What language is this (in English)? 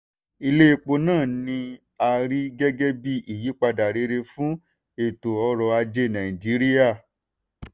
Yoruba